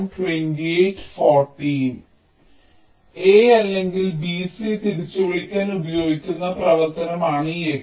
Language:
Malayalam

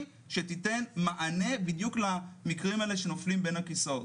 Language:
Hebrew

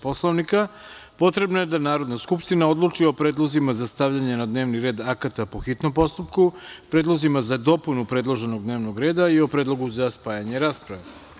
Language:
Serbian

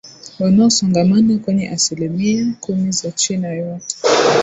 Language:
Swahili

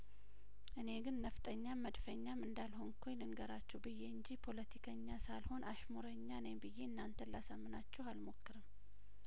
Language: Amharic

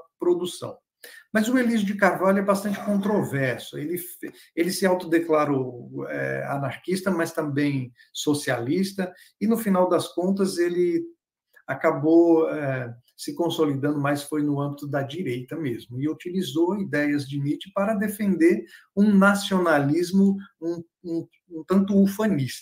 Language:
Portuguese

